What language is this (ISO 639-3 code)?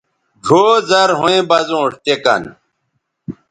btv